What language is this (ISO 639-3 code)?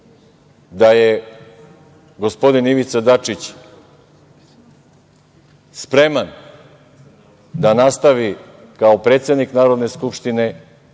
srp